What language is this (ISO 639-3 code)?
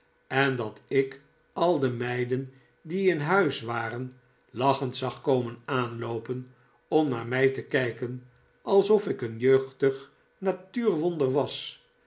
nld